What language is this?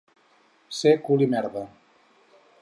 Catalan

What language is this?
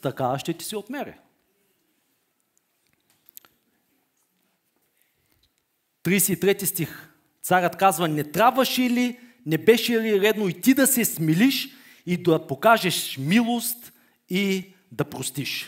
Bulgarian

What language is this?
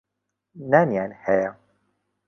Central Kurdish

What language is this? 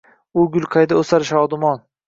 Uzbek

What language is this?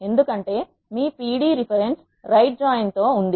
Telugu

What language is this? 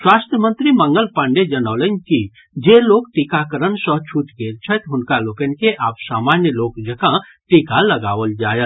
Maithili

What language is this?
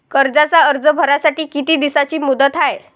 Marathi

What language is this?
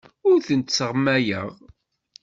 Kabyle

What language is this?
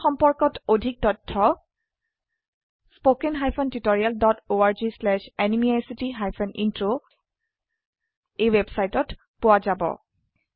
Assamese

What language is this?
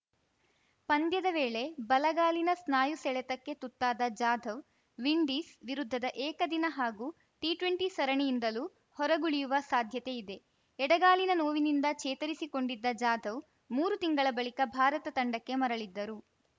Kannada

